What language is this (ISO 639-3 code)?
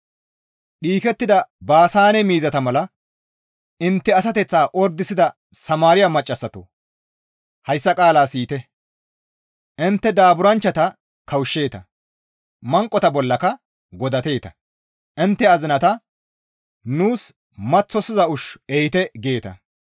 gmv